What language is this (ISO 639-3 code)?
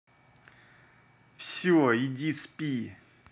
rus